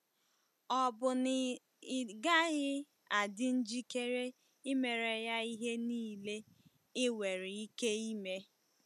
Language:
Igbo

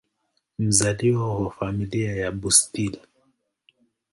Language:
Swahili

